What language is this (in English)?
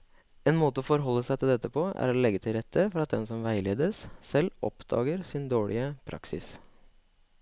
Norwegian